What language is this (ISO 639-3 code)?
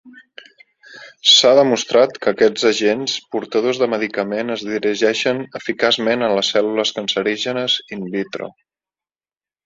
cat